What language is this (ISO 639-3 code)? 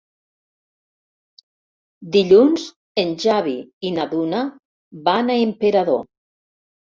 cat